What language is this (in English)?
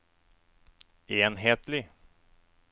Norwegian